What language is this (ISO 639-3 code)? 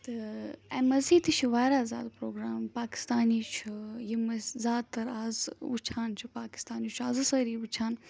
kas